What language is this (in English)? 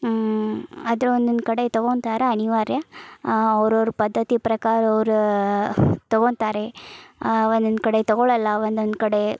Kannada